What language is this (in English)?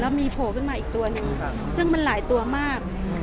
Thai